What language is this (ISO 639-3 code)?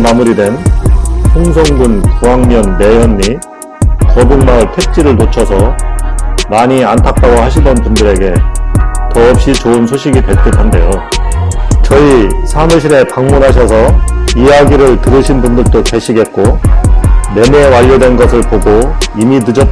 kor